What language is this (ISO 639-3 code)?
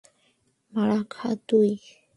ben